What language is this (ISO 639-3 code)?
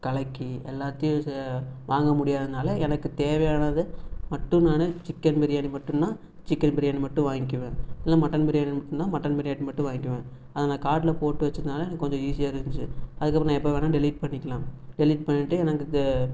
tam